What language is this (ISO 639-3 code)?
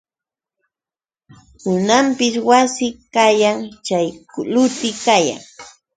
qux